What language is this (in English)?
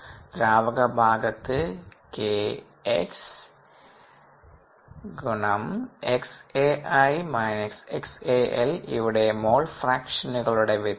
Malayalam